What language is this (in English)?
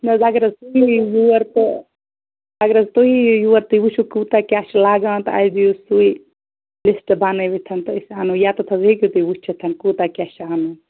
Kashmiri